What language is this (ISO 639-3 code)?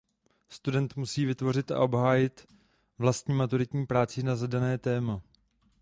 ces